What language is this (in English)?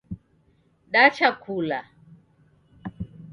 Taita